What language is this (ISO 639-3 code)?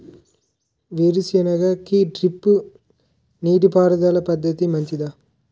tel